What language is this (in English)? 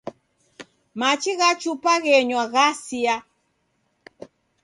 Taita